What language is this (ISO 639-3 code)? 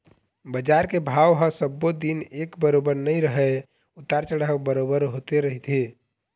hne